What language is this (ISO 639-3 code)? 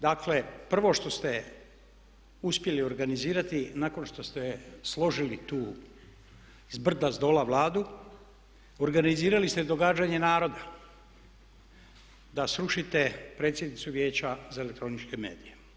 hrv